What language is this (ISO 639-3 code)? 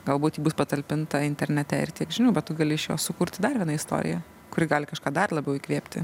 lit